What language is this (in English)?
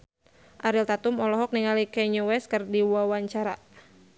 Sundanese